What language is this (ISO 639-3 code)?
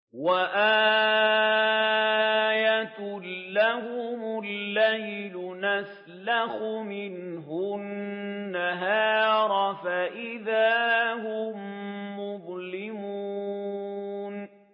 ara